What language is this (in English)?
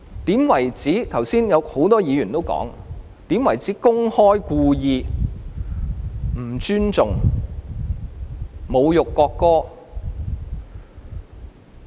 Cantonese